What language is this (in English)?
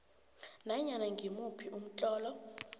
South Ndebele